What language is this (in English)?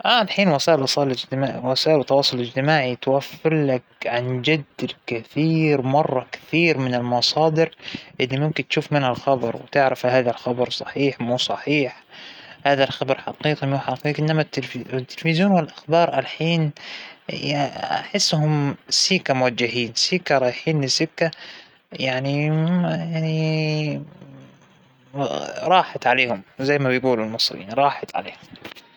Hijazi Arabic